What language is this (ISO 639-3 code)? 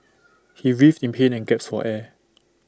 eng